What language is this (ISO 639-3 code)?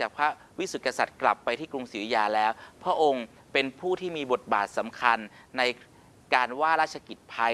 tha